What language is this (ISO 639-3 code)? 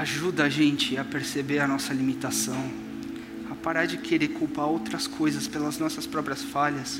por